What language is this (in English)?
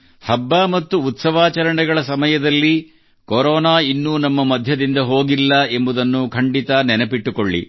Kannada